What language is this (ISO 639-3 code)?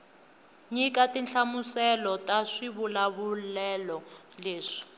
tso